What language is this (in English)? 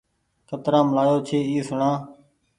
Goaria